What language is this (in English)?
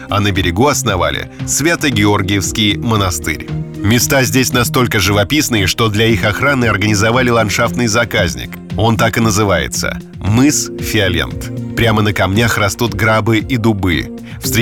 Russian